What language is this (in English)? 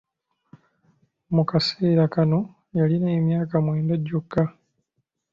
Ganda